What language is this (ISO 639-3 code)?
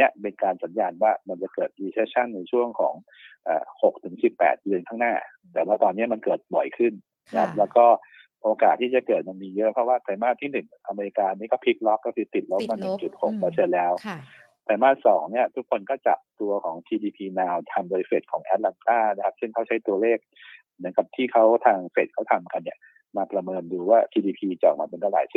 tha